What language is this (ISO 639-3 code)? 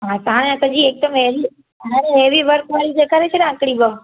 snd